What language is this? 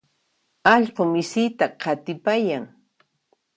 Puno Quechua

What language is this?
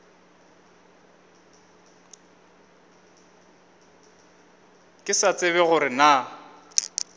Northern Sotho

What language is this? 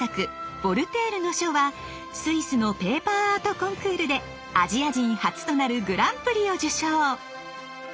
Japanese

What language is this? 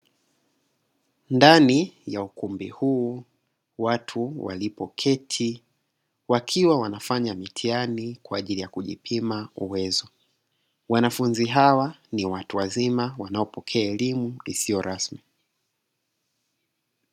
Swahili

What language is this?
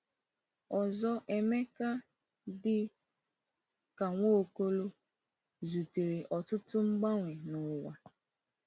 Igbo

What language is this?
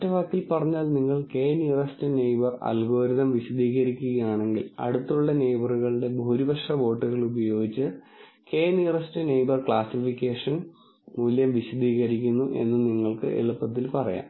Malayalam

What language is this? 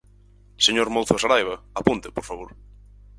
Galician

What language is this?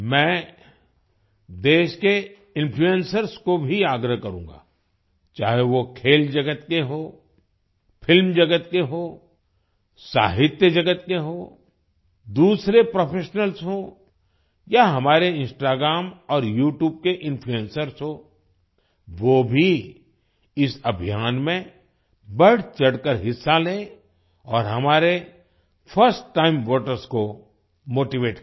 Hindi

